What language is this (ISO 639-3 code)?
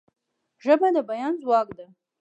pus